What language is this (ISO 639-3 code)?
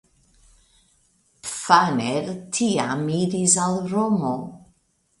epo